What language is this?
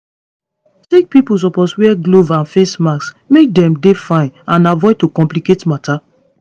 Nigerian Pidgin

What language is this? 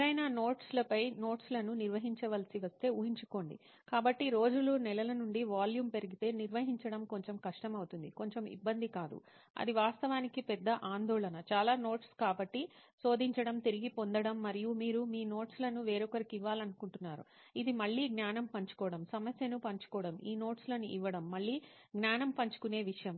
Telugu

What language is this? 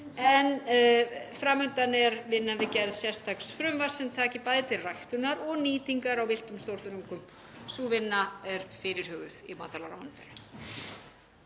Icelandic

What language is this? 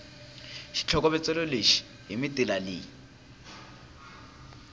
Tsonga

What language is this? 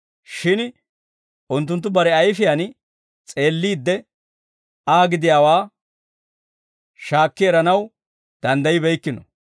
Dawro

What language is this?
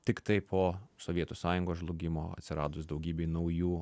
Lithuanian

